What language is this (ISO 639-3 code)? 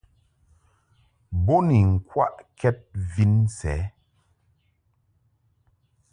mhk